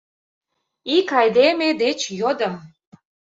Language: Mari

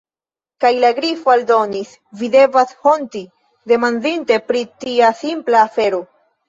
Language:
Esperanto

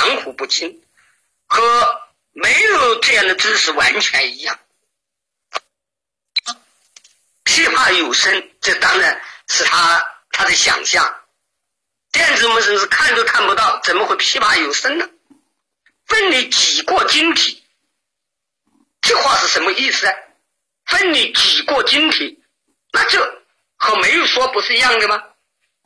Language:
Chinese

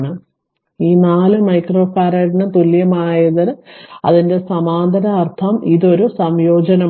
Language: Malayalam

